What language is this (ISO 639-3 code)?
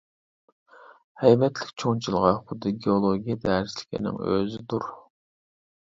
uig